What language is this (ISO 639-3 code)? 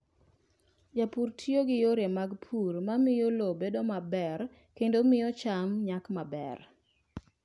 luo